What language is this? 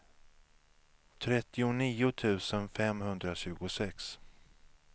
Swedish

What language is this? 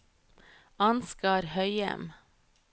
Norwegian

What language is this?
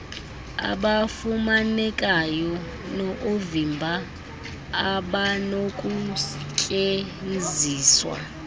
Xhosa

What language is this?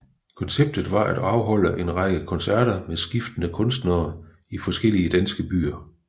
Danish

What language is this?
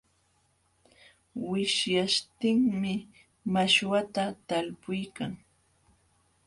Jauja Wanca Quechua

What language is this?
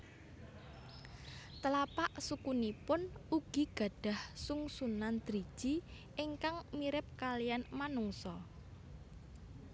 Javanese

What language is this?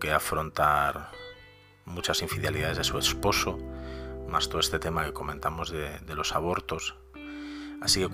Spanish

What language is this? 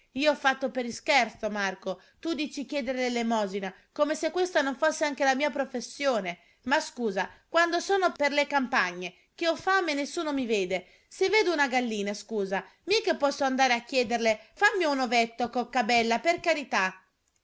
Italian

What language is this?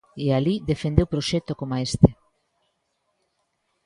Galician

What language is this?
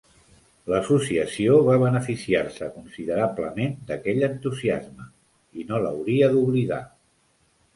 Catalan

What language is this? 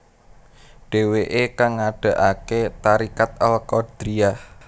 Javanese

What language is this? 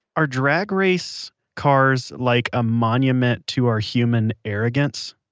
English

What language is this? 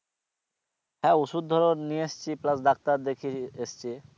Bangla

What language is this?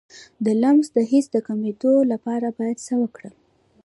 Pashto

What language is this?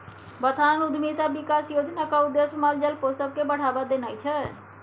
Maithili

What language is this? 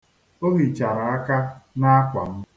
Igbo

